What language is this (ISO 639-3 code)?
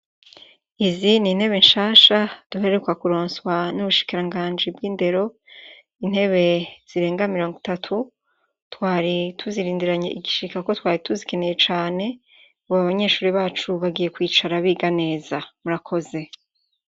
run